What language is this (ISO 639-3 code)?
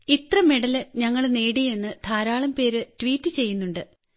mal